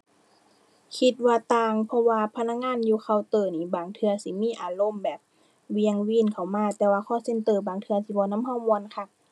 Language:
Thai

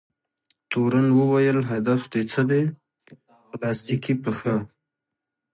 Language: Pashto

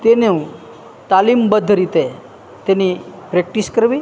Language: Gujarati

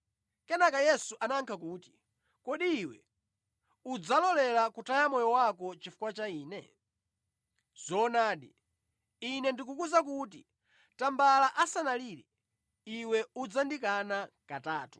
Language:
Nyanja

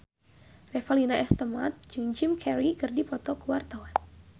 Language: Sundanese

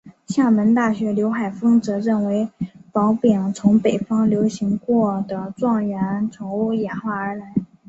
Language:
Chinese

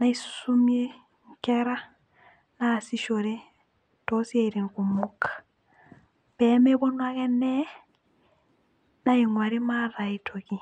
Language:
Masai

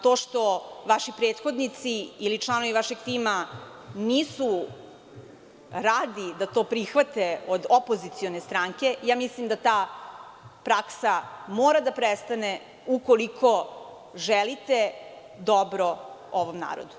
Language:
Serbian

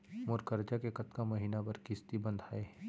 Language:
Chhattisgarhi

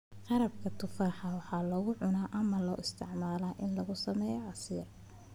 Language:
Somali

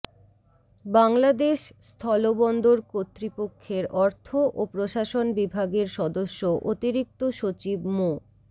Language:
Bangla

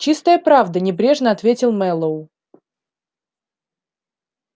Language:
Russian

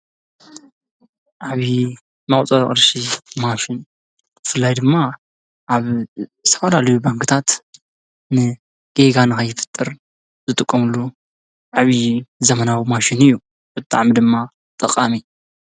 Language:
Tigrinya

